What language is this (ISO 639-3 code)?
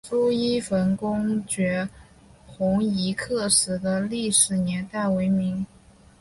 zho